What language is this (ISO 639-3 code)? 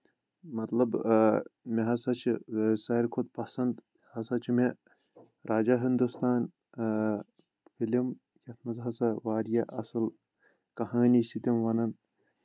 kas